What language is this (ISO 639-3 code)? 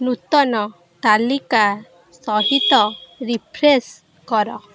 ori